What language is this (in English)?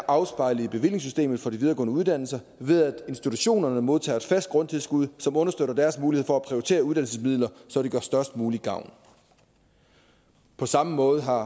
Danish